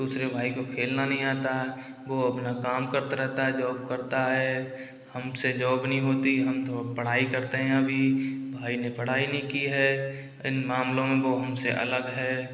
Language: Hindi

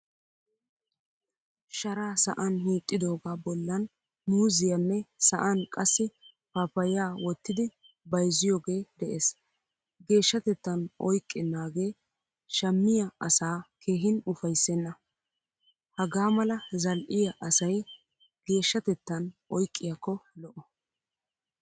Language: Wolaytta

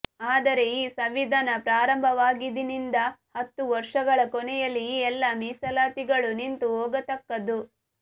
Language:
Kannada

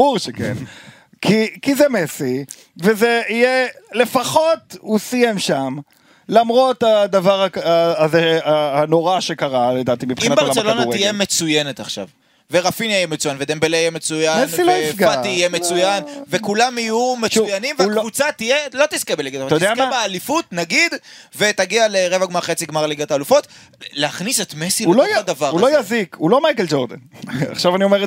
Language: Hebrew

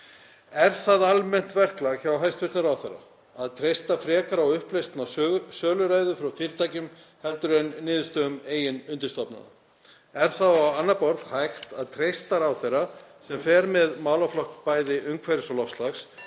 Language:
Icelandic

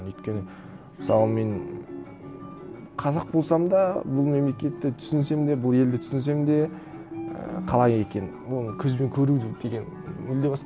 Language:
Kazakh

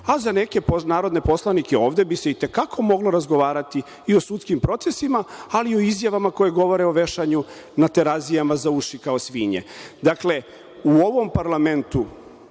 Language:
Serbian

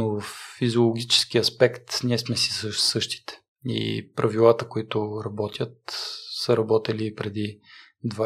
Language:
Bulgarian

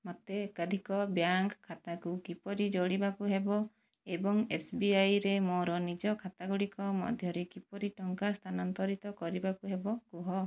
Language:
Odia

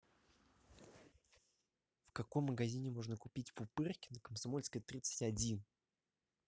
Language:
Russian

